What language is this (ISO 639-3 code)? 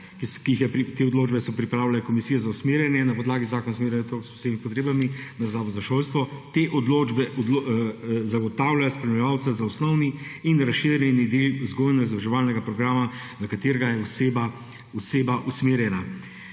slv